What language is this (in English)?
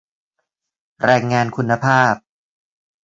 Thai